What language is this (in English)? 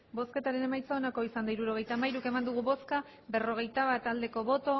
Basque